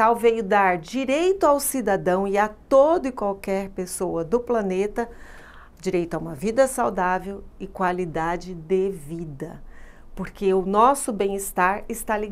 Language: Portuguese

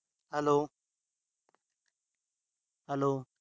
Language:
Punjabi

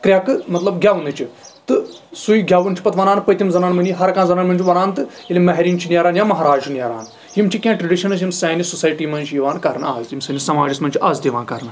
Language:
Kashmiri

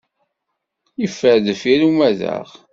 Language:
Kabyle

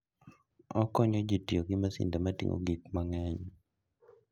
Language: Luo (Kenya and Tanzania)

